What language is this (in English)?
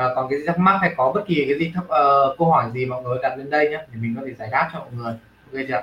Vietnamese